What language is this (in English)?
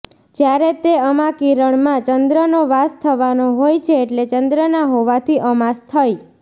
Gujarati